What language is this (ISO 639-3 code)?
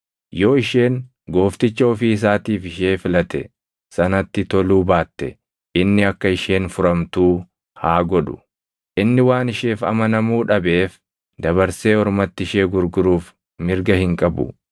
orm